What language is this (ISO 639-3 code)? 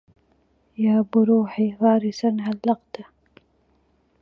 ara